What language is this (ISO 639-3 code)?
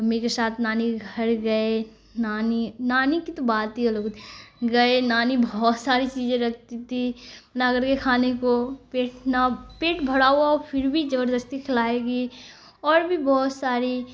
urd